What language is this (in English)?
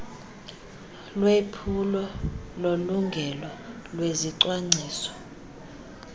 Xhosa